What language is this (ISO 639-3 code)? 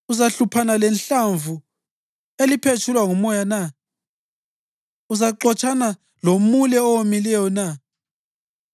nde